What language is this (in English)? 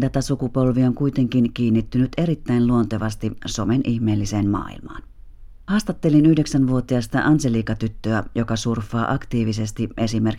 Finnish